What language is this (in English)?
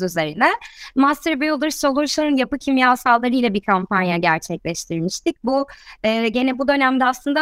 Turkish